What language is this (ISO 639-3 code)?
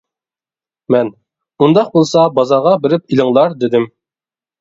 uig